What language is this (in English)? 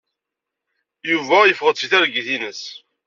Kabyle